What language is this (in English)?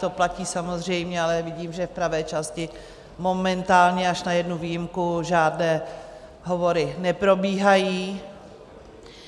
Czech